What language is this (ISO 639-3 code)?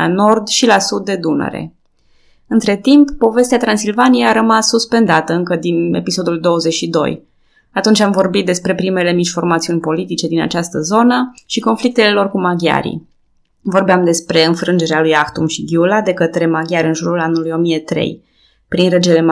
ron